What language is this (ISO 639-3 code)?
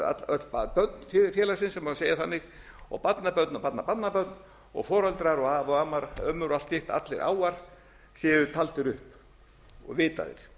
isl